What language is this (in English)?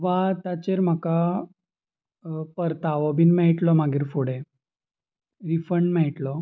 Konkani